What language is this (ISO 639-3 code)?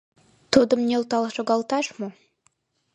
chm